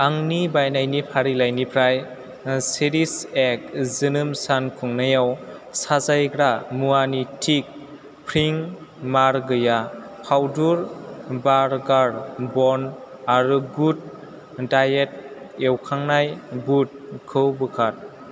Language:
Bodo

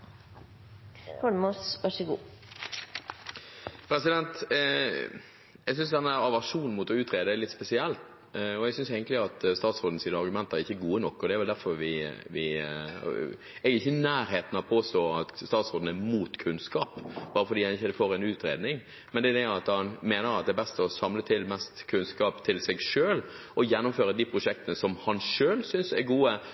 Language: Norwegian Bokmål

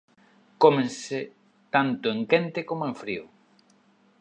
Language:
Galician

